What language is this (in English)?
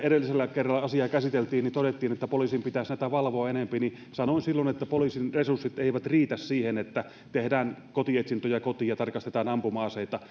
Finnish